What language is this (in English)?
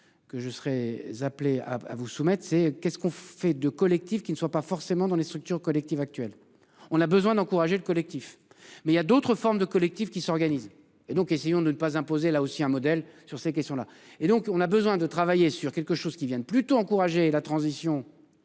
French